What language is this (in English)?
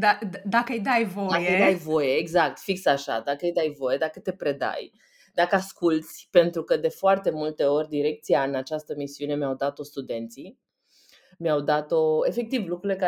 Romanian